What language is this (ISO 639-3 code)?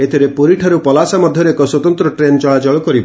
ori